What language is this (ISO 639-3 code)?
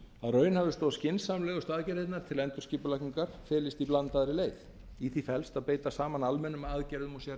isl